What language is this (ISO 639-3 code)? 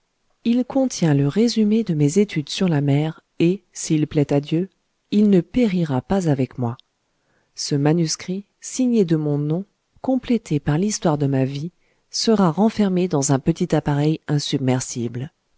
fra